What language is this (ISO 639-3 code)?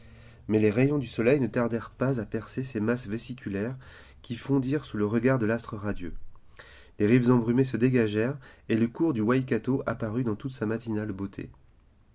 fra